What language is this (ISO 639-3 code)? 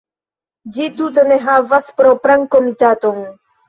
epo